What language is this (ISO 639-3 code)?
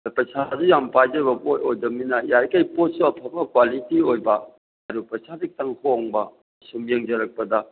mni